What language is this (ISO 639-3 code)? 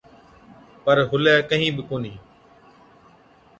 odk